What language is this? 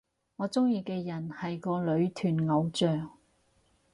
Cantonese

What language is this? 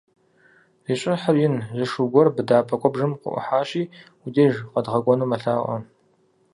Kabardian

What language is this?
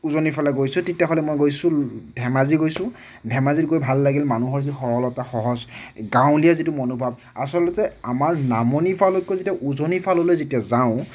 Assamese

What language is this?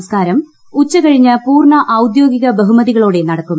Malayalam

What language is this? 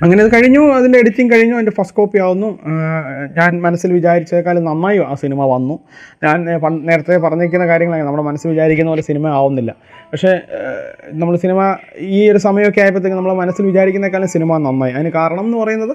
Malayalam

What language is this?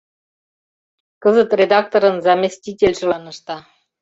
Mari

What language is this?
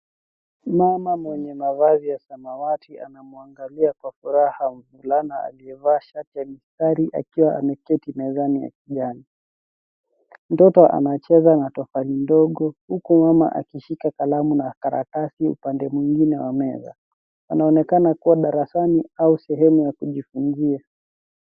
Swahili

